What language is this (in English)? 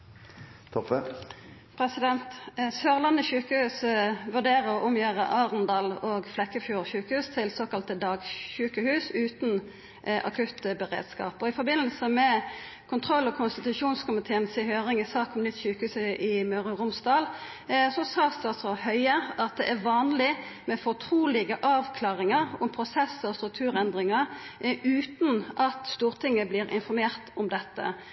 Norwegian Nynorsk